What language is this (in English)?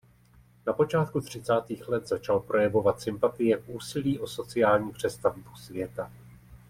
Czech